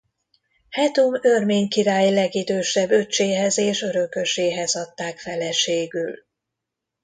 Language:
Hungarian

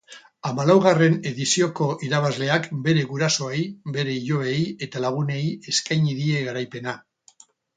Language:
Basque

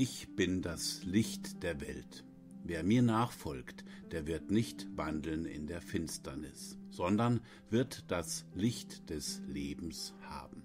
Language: German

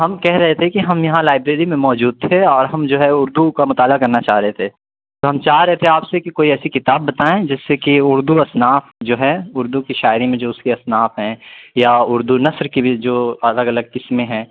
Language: Urdu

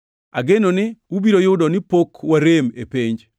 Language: Luo (Kenya and Tanzania)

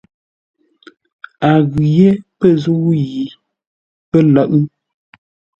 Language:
Ngombale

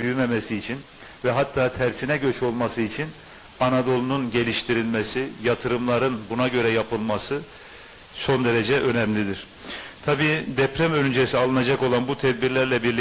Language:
Turkish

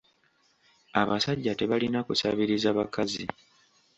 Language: Ganda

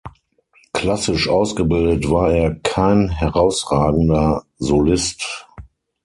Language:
German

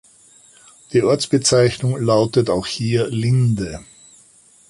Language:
German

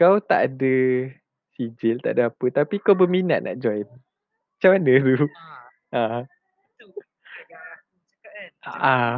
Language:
Malay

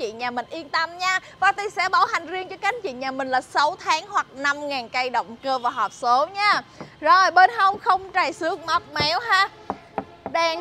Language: Vietnamese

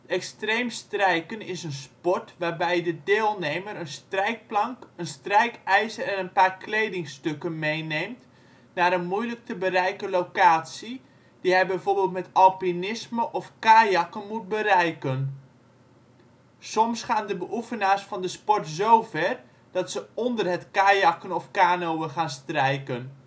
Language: Dutch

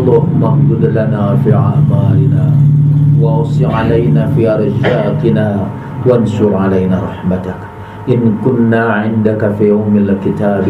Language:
Indonesian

